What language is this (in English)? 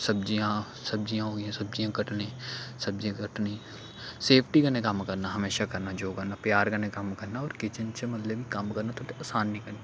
Dogri